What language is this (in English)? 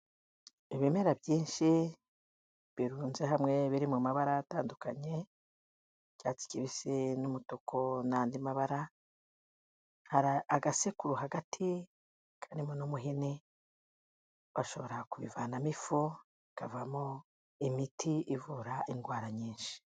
Kinyarwanda